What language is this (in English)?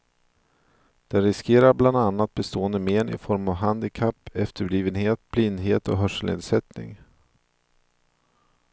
Swedish